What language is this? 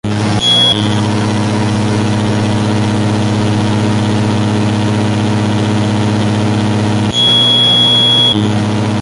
Spanish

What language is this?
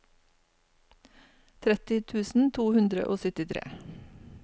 Norwegian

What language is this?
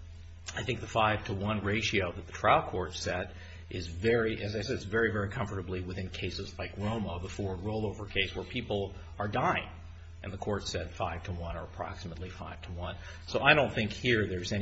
English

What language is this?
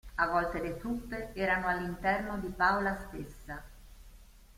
Italian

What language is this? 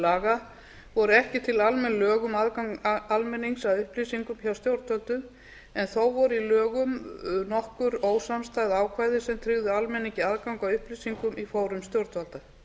Icelandic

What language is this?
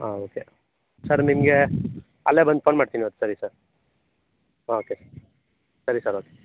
Kannada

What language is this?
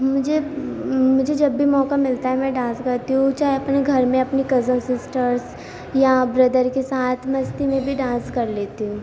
Urdu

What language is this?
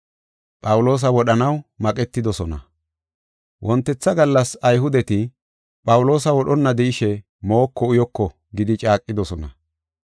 Gofa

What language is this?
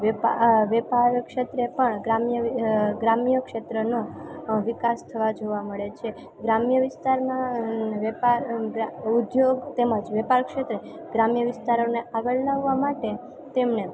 Gujarati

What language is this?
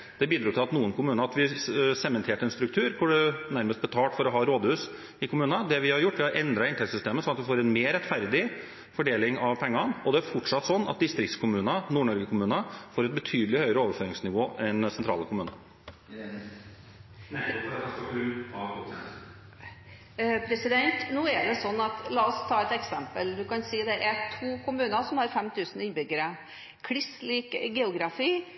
Norwegian Bokmål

